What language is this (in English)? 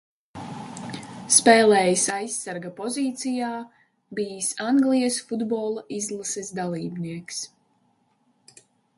Latvian